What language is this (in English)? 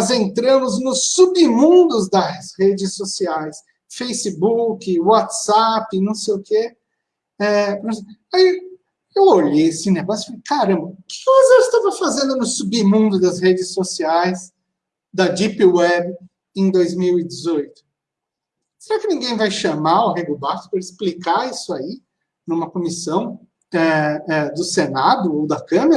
Portuguese